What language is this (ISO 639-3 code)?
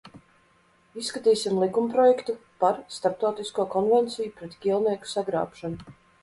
lav